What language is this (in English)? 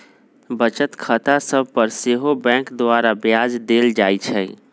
Magahi